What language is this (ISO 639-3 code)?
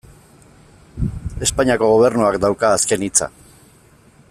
eus